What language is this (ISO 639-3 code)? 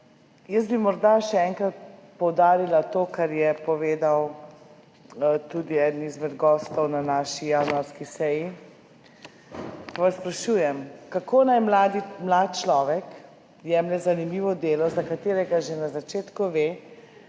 slv